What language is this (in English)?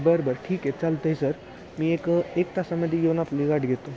Marathi